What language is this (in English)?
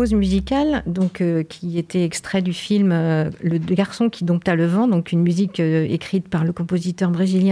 French